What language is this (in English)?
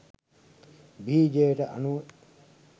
Sinhala